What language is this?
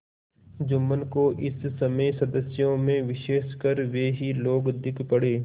Hindi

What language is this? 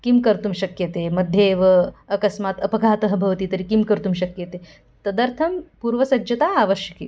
Sanskrit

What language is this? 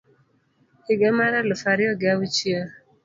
Luo (Kenya and Tanzania)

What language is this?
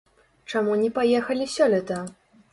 Belarusian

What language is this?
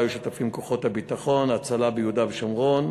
Hebrew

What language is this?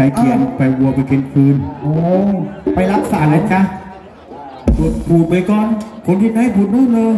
Thai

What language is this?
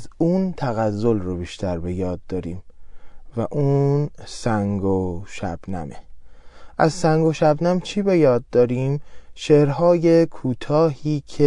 Persian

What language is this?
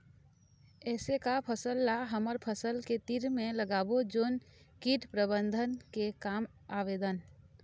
Chhattisgarhi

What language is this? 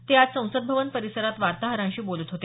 Marathi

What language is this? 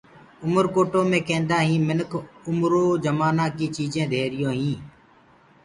Gurgula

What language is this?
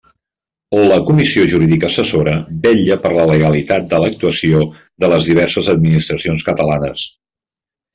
Catalan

